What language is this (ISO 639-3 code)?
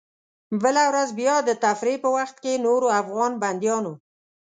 pus